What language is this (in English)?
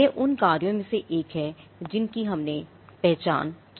Hindi